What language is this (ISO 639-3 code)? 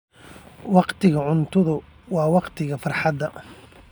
som